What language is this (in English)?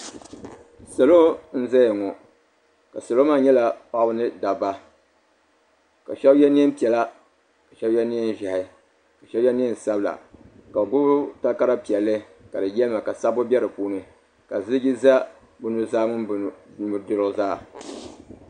Dagbani